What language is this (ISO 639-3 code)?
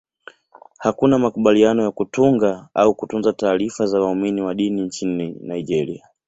swa